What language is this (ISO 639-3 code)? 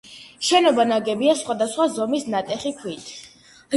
kat